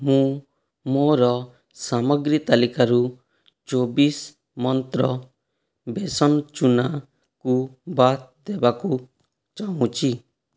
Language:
Odia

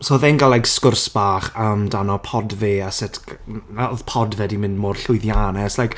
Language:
Welsh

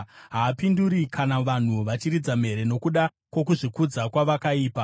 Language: Shona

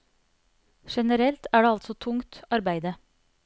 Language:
Norwegian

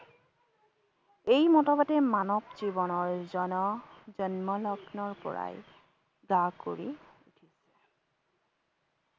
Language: Assamese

